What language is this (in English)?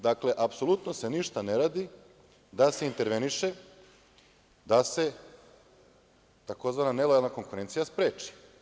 Serbian